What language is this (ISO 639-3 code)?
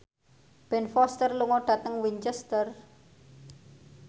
jav